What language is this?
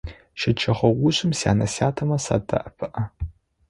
Adyghe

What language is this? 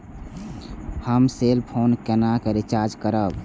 Maithili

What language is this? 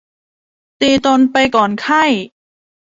Thai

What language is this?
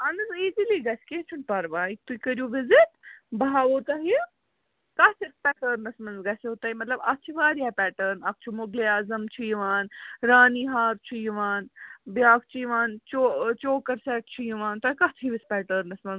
Kashmiri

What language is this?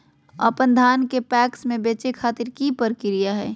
Magahi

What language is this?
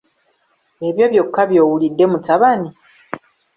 Ganda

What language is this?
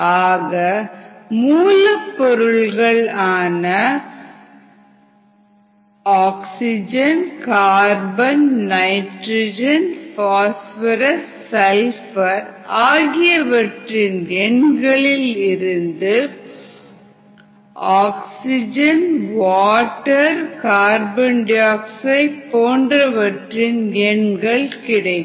Tamil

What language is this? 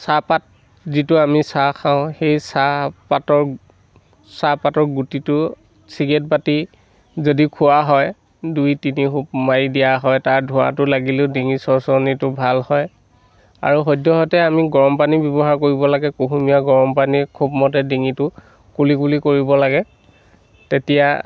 Assamese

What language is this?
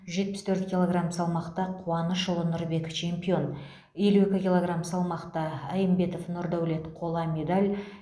Kazakh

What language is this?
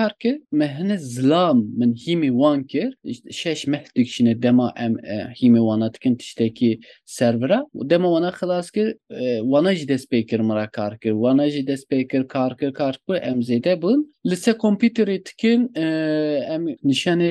Turkish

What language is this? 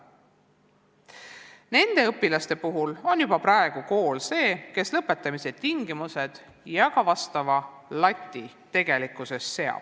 Estonian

